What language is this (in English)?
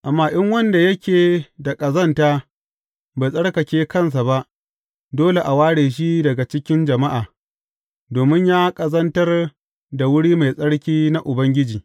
Hausa